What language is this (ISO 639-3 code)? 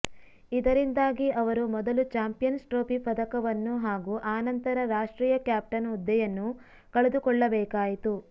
kan